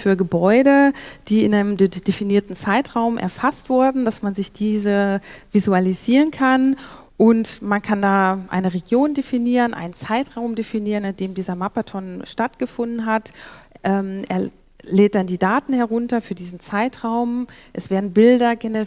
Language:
German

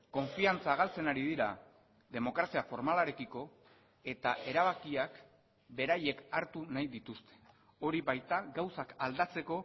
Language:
Basque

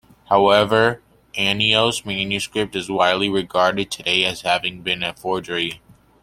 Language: English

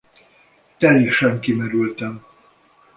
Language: Hungarian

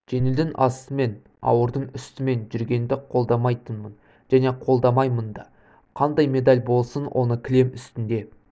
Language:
Kazakh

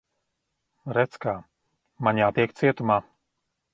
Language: Latvian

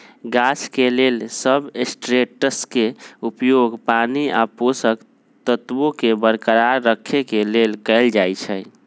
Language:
Magahi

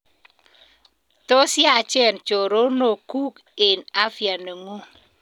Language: Kalenjin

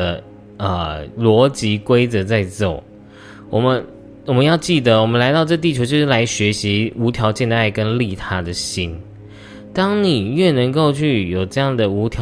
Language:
Chinese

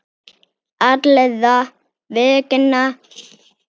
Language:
Icelandic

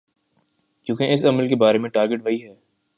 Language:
Urdu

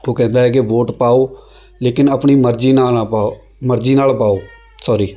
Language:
Punjabi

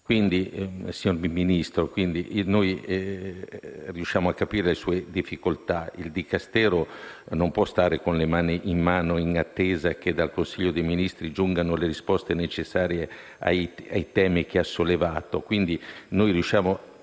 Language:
Italian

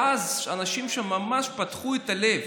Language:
Hebrew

